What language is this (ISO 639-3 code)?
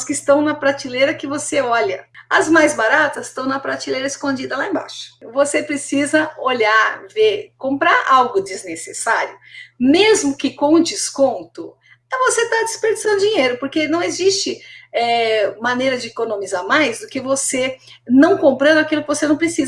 por